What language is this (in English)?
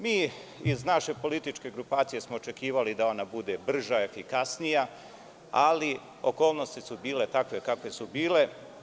Serbian